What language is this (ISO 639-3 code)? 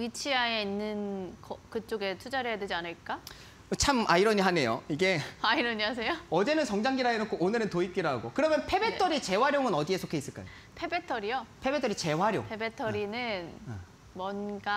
kor